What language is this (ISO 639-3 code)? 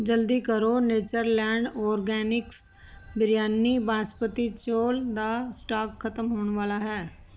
pan